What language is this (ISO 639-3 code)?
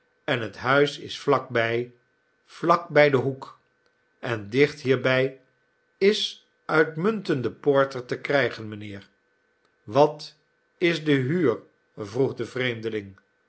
nld